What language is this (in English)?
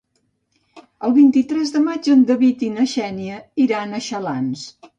Catalan